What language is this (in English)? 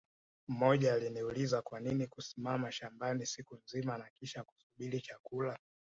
Swahili